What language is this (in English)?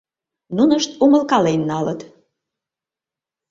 Mari